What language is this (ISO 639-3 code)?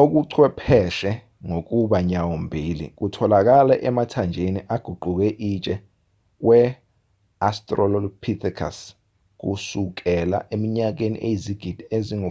zul